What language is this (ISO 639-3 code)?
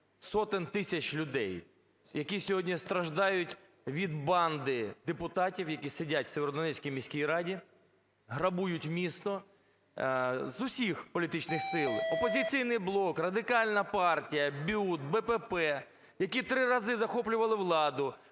ukr